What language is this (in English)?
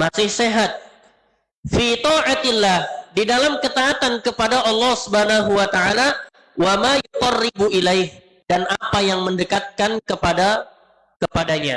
Indonesian